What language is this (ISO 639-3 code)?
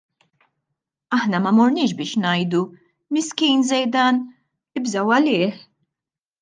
mlt